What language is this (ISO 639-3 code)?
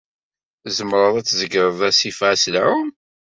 kab